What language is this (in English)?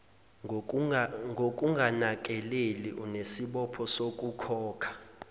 Zulu